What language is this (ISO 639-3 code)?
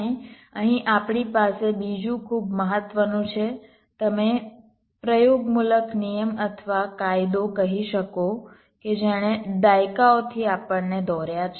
guj